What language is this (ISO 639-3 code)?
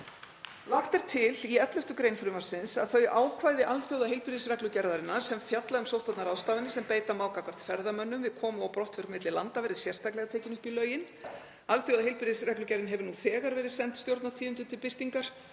isl